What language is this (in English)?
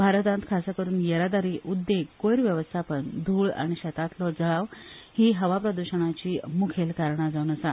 Konkani